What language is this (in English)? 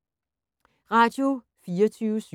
Danish